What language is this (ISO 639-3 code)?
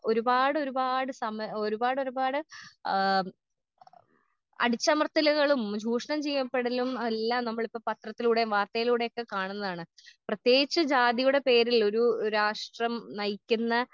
mal